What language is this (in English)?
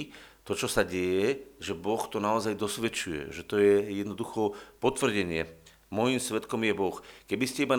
Slovak